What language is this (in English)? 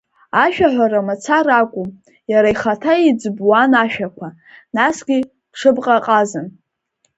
Abkhazian